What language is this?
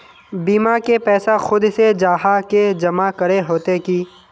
Magahi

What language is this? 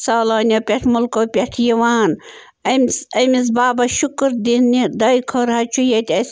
Kashmiri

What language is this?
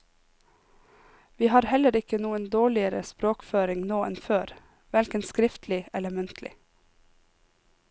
Norwegian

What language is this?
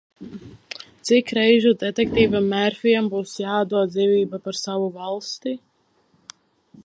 Latvian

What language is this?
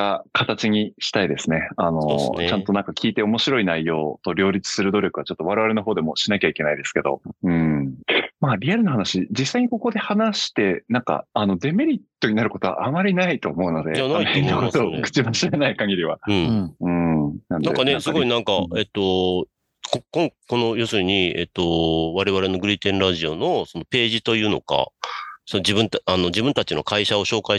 Japanese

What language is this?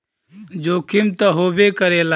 Bhojpuri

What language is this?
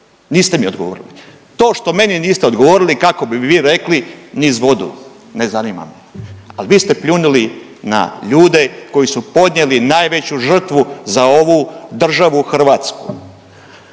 Croatian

